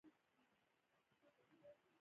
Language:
Pashto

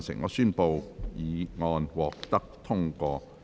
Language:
Cantonese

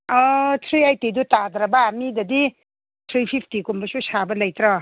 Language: Manipuri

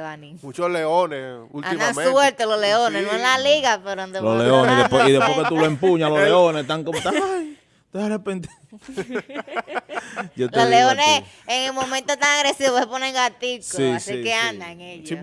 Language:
Spanish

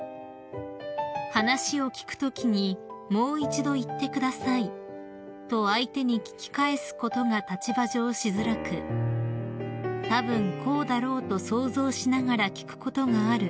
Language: Japanese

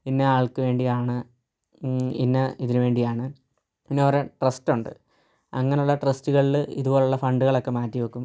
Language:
Malayalam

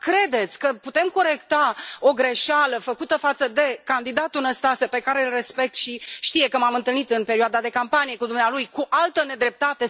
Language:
Romanian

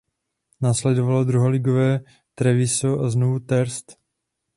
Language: Czech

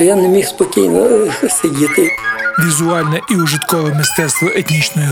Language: Ukrainian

